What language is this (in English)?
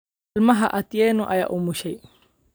Somali